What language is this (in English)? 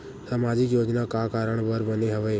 Chhattisgarhi